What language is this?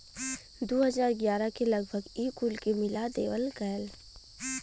Bhojpuri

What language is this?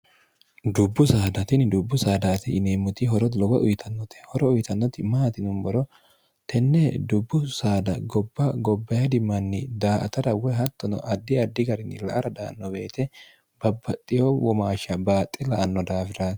Sidamo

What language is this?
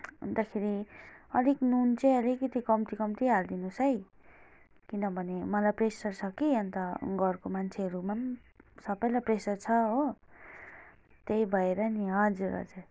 Nepali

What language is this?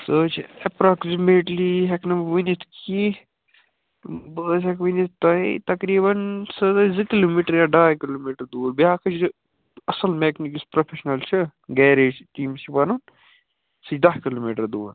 Kashmiri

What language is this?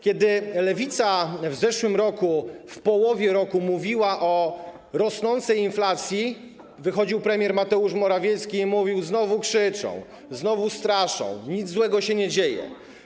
Polish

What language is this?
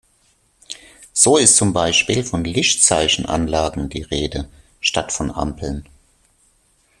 German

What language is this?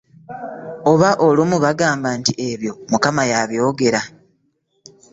Ganda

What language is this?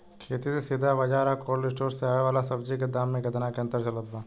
Bhojpuri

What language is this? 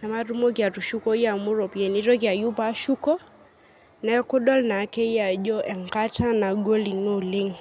Masai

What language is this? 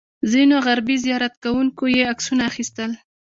Pashto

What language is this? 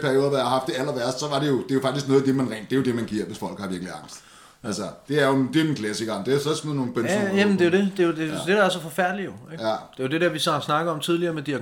Danish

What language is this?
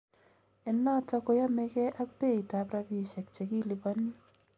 Kalenjin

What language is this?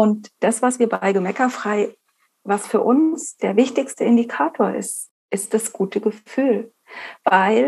German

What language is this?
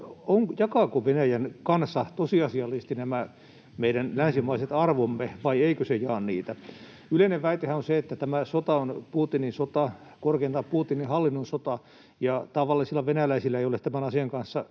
Finnish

